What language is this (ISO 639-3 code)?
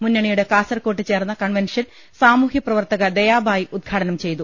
mal